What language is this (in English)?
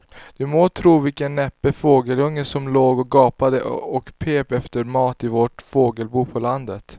Swedish